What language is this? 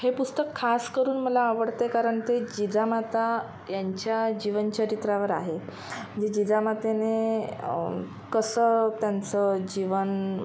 Marathi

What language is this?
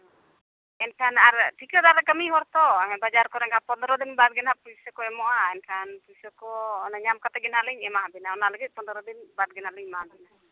Santali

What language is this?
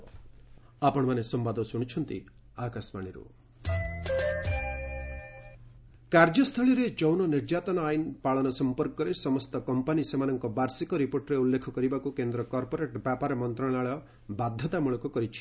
Odia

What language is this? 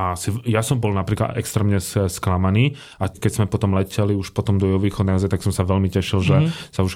Slovak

